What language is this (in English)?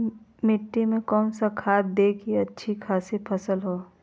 Magahi